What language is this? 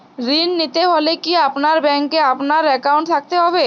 Bangla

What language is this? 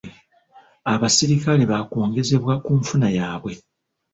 Ganda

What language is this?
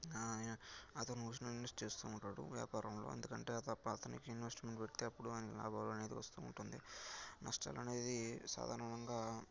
Telugu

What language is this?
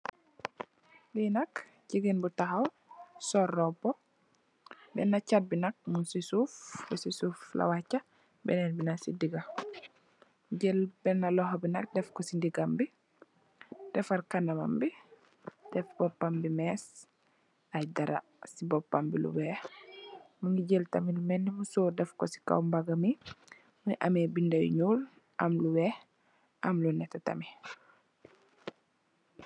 Wolof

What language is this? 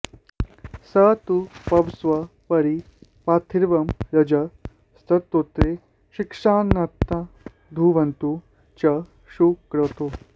Sanskrit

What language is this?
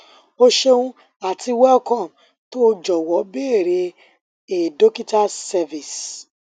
Yoruba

